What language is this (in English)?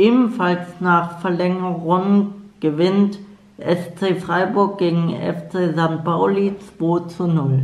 German